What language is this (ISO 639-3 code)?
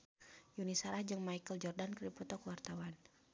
sun